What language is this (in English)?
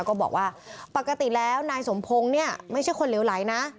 Thai